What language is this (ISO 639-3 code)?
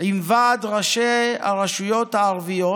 heb